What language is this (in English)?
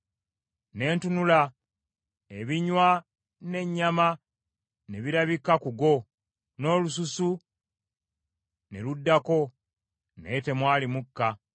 Ganda